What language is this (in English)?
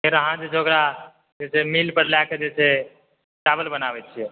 Maithili